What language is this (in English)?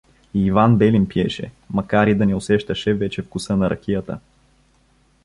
Bulgarian